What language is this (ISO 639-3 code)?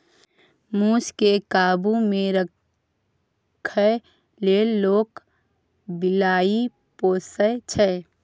mai